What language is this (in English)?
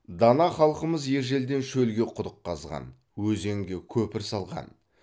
Kazakh